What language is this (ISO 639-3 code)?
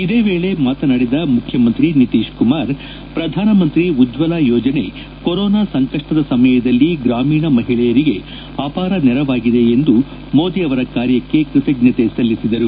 kan